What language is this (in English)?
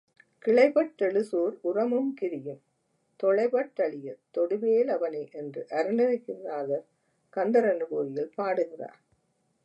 Tamil